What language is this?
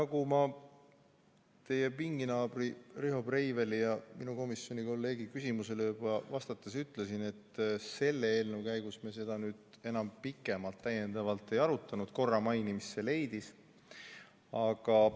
Estonian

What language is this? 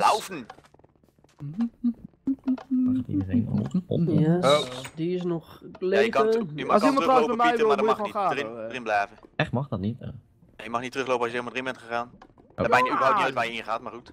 Dutch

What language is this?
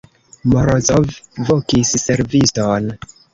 Esperanto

